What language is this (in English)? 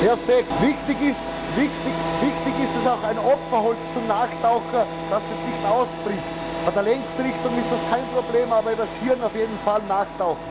German